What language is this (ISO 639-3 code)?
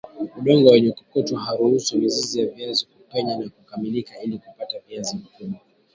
swa